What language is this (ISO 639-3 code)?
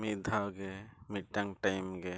sat